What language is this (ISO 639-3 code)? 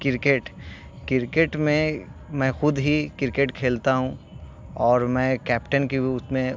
urd